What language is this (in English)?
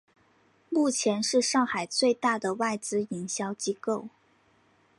Chinese